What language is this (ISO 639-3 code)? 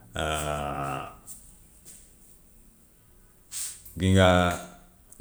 wof